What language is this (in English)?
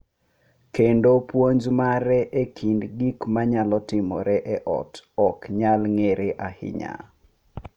Luo (Kenya and Tanzania)